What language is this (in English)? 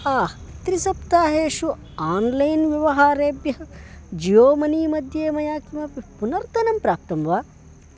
Sanskrit